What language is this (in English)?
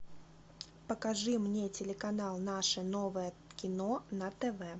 Russian